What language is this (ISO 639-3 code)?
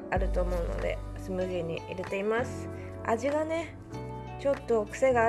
jpn